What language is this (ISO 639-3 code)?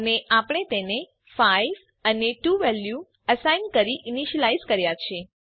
guj